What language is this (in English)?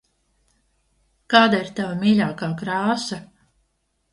Latvian